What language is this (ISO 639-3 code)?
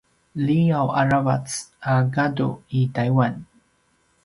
pwn